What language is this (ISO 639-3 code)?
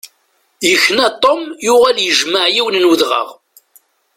kab